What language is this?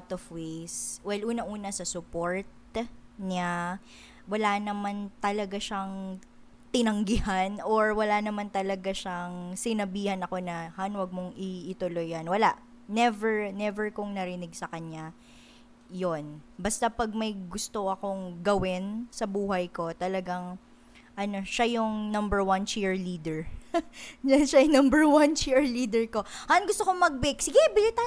Filipino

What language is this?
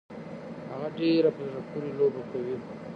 Pashto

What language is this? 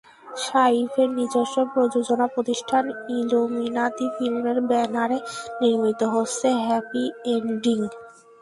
Bangla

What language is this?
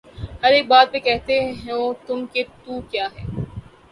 Urdu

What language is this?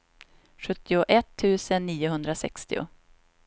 Swedish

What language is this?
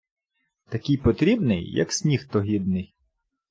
Ukrainian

